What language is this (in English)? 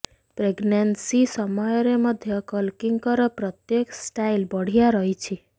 Odia